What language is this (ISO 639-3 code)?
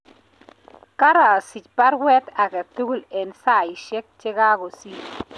kln